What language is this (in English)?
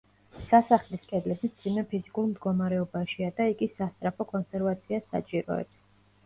Georgian